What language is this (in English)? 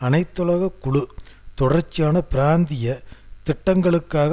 Tamil